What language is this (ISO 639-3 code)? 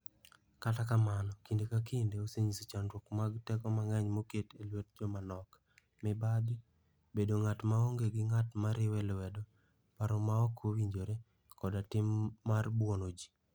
luo